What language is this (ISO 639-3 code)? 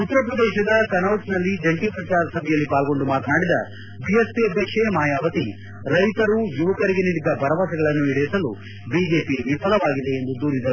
kan